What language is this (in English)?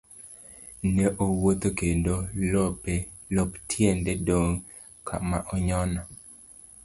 Luo (Kenya and Tanzania)